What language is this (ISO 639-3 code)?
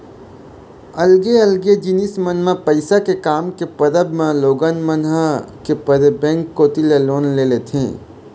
hne